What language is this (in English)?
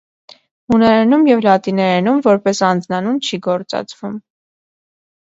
Armenian